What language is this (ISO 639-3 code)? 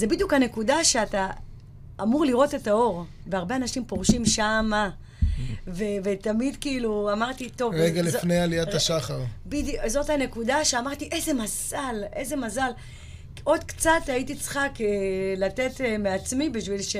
heb